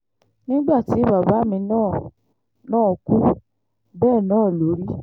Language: Yoruba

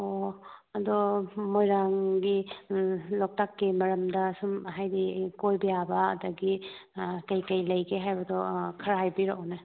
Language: Manipuri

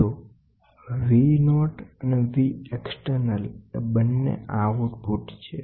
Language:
Gujarati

